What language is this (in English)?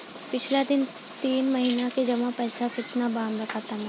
Bhojpuri